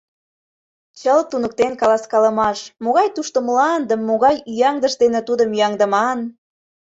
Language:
Mari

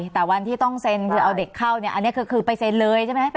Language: Thai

